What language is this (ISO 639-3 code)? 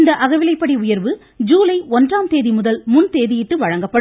tam